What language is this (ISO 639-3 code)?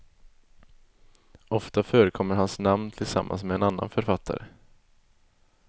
swe